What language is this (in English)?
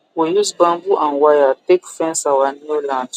Nigerian Pidgin